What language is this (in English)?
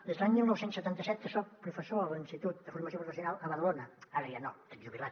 Catalan